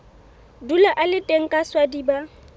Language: Southern Sotho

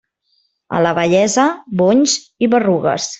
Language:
Catalan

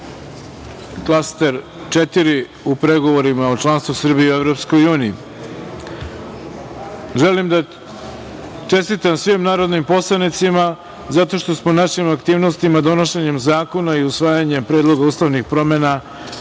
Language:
Serbian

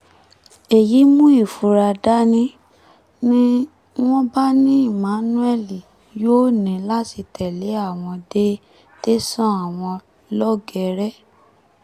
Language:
Yoruba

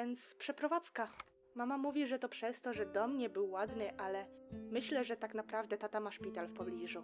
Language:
Polish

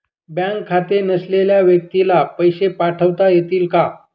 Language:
Marathi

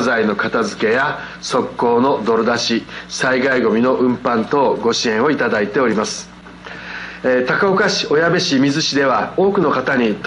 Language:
Japanese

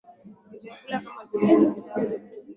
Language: Swahili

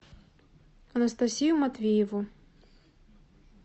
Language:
Russian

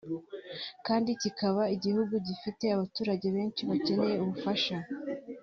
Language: Kinyarwanda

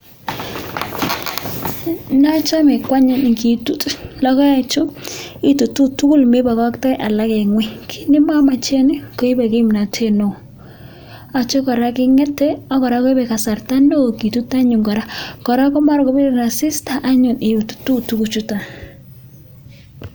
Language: Kalenjin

